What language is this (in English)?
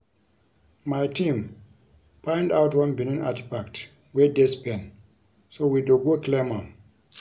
Nigerian Pidgin